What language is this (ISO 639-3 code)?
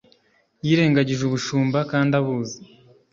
kin